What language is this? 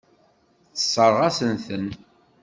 Kabyle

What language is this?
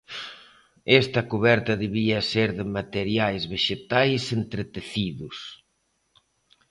Galician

